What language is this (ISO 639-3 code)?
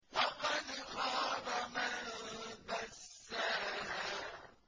ara